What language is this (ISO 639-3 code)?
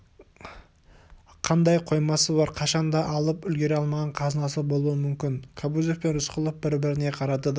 kaz